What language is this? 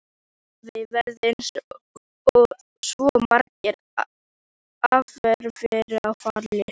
Icelandic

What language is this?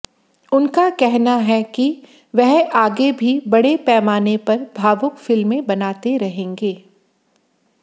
Hindi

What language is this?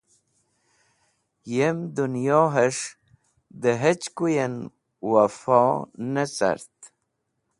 Wakhi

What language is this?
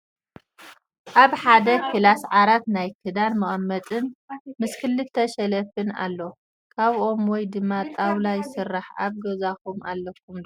Tigrinya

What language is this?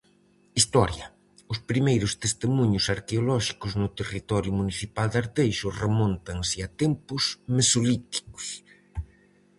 Galician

